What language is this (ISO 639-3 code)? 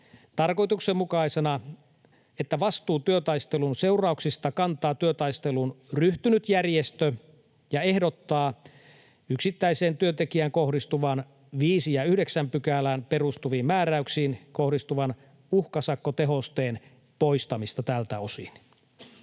fin